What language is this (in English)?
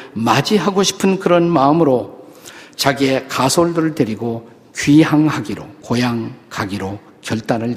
Korean